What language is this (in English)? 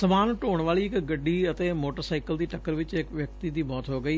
Punjabi